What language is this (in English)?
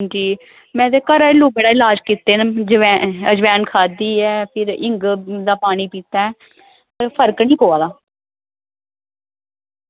Dogri